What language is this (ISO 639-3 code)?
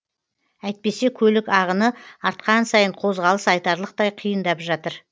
kaz